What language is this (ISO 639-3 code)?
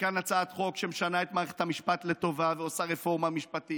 heb